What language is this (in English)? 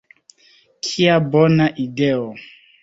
Esperanto